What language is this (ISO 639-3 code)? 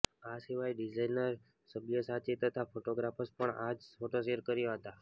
guj